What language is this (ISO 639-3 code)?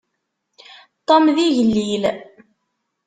kab